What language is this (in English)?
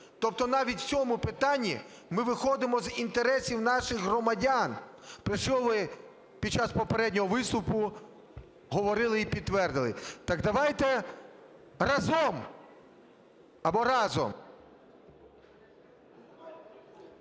Ukrainian